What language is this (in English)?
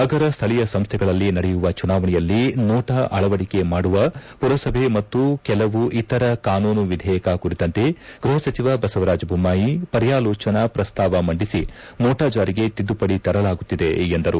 Kannada